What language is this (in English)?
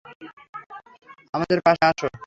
Bangla